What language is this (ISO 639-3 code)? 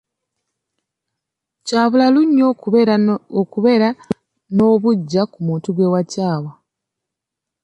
lug